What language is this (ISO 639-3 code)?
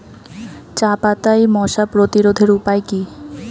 ben